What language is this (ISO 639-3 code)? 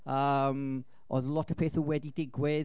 cym